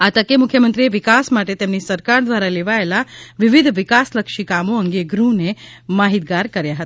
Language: Gujarati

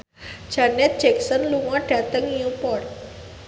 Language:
Javanese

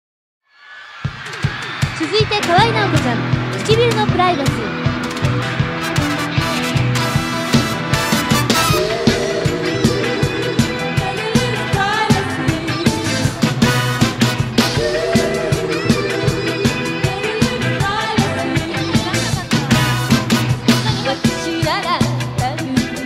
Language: Japanese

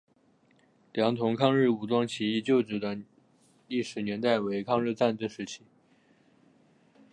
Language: Chinese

